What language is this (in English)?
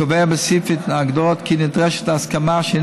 Hebrew